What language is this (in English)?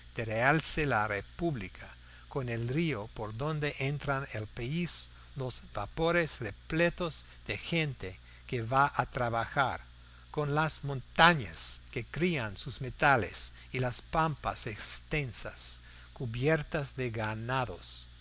Spanish